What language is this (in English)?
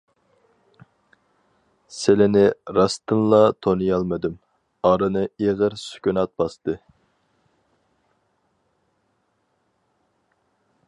Uyghur